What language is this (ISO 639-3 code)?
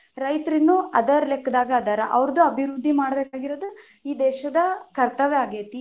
kan